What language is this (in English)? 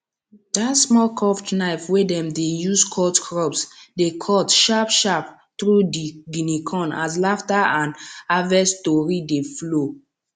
Nigerian Pidgin